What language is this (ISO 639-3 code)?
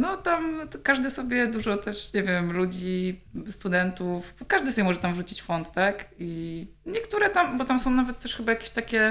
pol